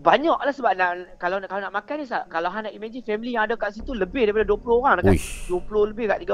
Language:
Malay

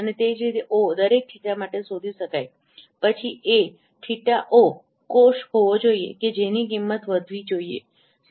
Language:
Gujarati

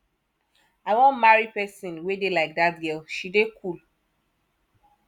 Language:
Nigerian Pidgin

